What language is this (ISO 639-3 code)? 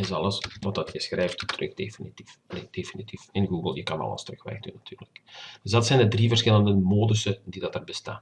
nld